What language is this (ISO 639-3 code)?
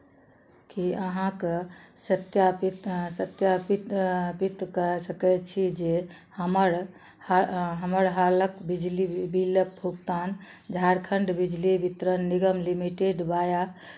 mai